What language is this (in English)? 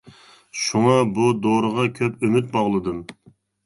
Uyghur